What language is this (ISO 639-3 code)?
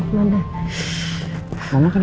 ind